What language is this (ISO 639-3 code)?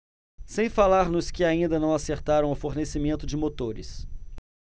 por